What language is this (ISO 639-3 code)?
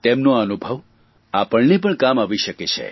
guj